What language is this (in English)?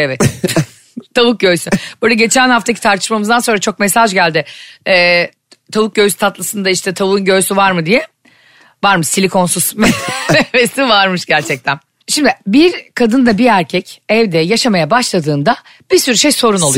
Turkish